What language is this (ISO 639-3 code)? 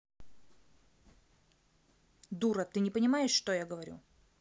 rus